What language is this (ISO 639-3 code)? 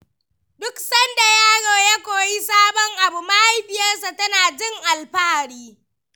hau